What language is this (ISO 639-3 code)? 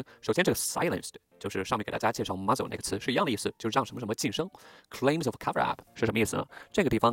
zho